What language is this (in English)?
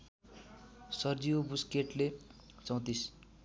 Nepali